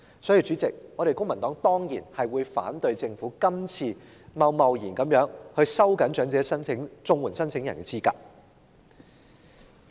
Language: Cantonese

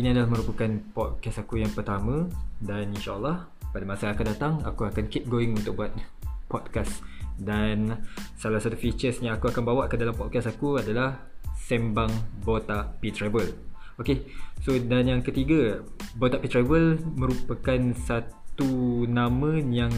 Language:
Malay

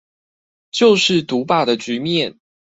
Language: Chinese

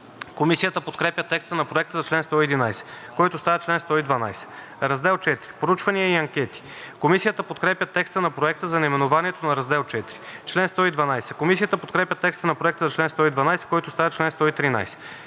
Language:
Bulgarian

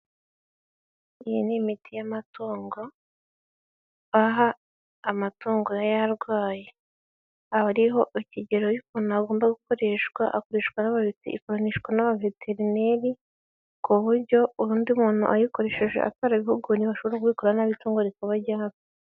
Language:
Kinyarwanda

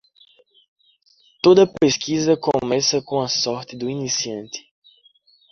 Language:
Portuguese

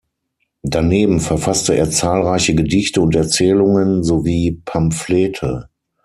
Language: German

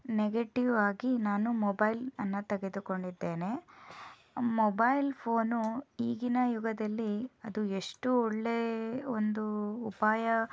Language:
Kannada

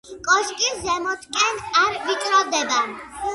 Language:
Georgian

